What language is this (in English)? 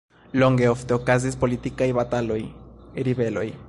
Esperanto